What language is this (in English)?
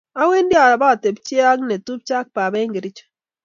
Kalenjin